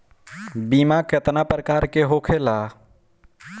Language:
Bhojpuri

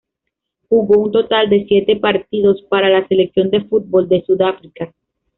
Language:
Spanish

